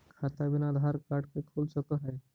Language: Magahi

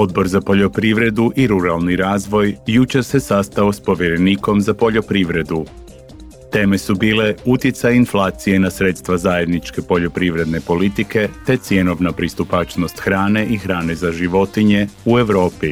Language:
Croatian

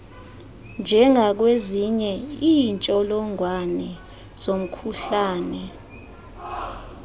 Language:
Xhosa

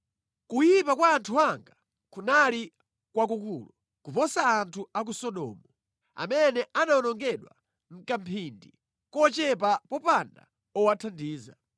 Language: Nyanja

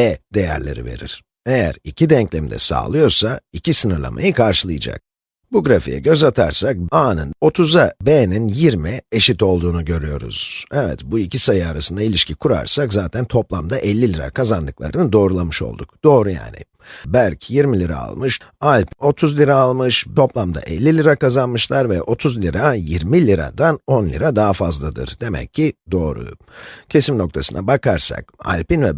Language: Turkish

